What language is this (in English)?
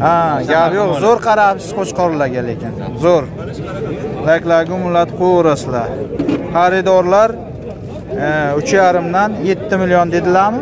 Turkish